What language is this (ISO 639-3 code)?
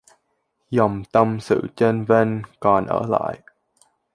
vie